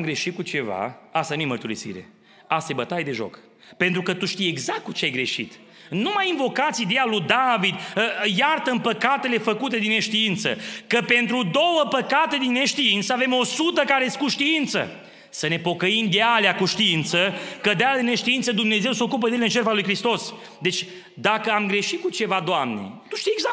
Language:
Romanian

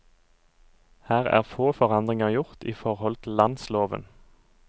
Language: Norwegian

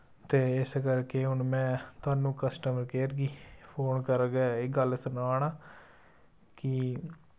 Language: Dogri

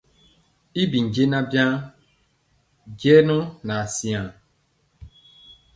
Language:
Mpiemo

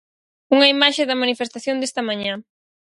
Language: Galician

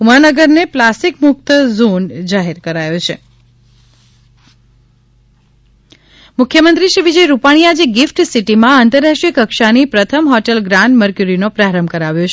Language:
Gujarati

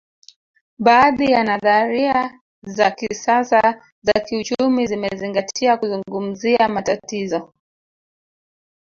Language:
Swahili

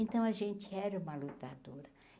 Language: Portuguese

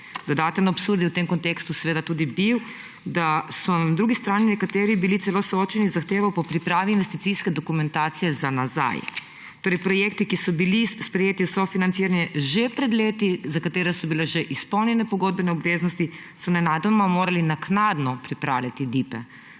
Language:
Slovenian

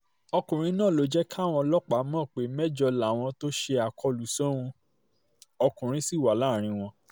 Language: Yoruba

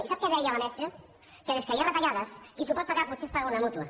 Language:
Catalan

